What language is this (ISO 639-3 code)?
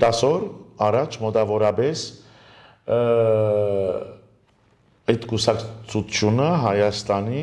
ron